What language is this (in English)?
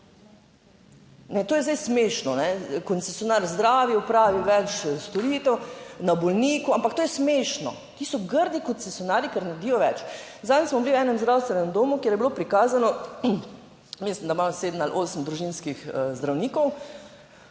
Slovenian